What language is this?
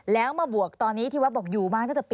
Thai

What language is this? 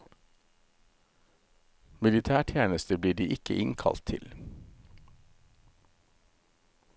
Norwegian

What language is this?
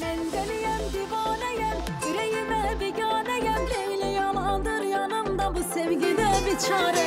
Turkish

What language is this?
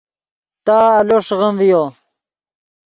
Yidgha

